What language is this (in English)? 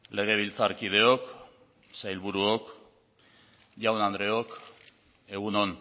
Basque